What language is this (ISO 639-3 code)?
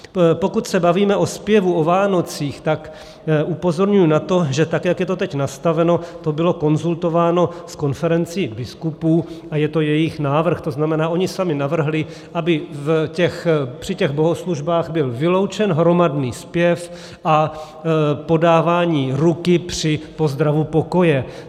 ces